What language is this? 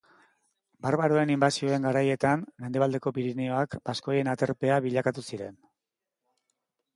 Basque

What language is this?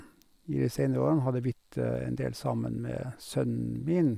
Norwegian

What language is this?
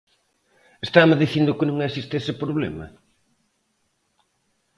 Galician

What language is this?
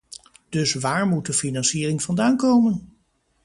Dutch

